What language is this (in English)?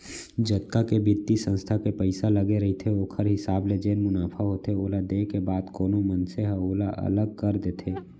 Chhattisgarhi